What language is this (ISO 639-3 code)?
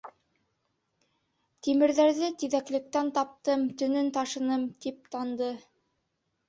bak